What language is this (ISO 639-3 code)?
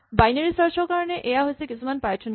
asm